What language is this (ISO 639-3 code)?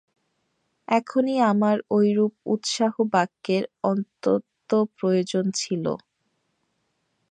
ben